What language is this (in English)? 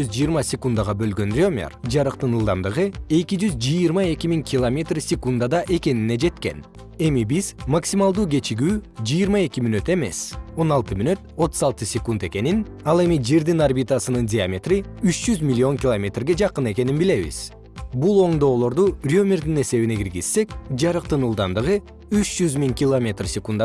Kyrgyz